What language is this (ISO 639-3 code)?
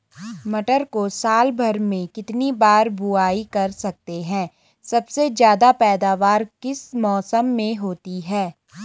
hin